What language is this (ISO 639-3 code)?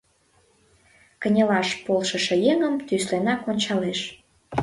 chm